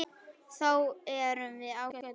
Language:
Icelandic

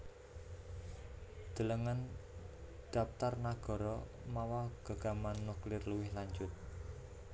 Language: Javanese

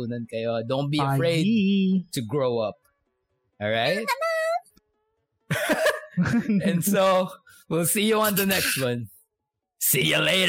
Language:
Filipino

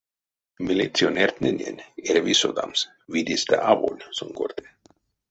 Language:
Erzya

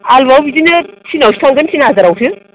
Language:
Bodo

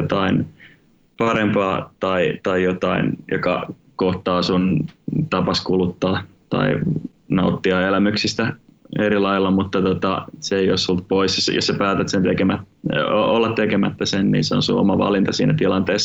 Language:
Finnish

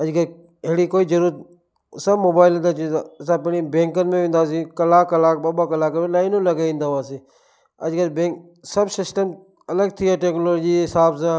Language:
Sindhi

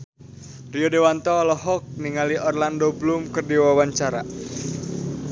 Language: Sundanese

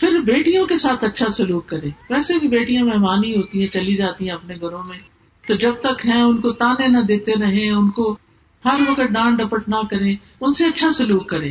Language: Urdu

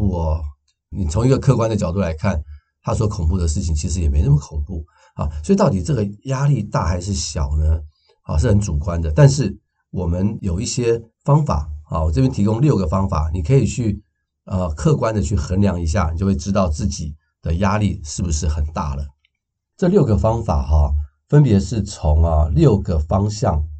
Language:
Chinese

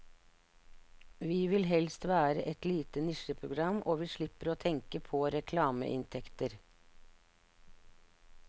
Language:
Norwegian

